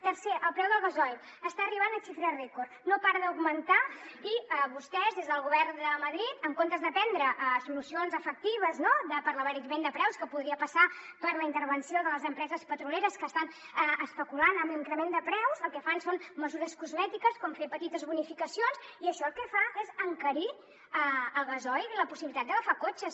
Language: Catalan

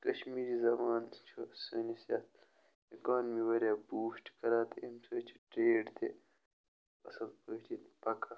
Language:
Kashmiri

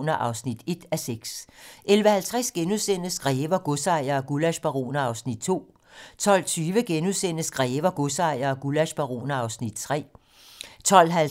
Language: Danish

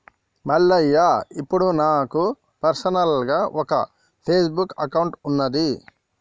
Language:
Telugu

